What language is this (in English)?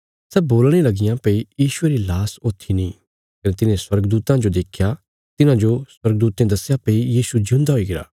Bilaspuri